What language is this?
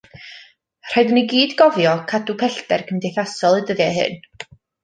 Welsh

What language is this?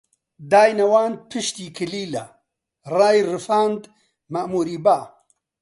Central Kurdish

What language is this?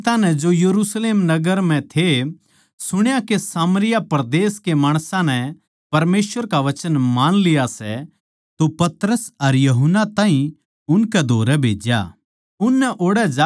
Haryanvi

